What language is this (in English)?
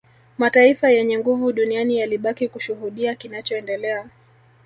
Swahili